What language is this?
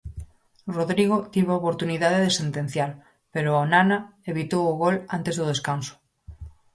Galician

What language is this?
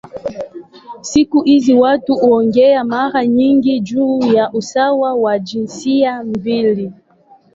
Swahili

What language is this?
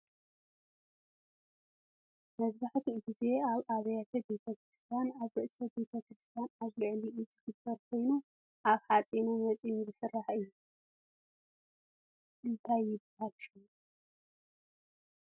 Tigrinya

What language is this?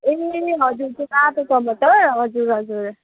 Nepali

